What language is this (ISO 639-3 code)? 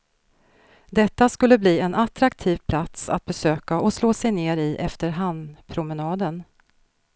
swe